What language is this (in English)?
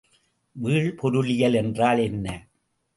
Tamil